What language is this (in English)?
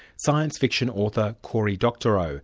English